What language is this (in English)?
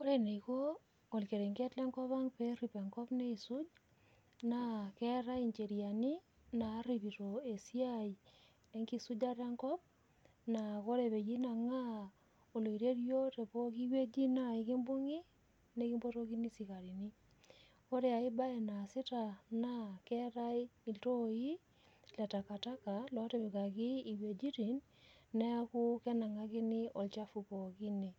Masai